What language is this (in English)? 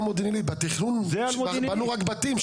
Hebrew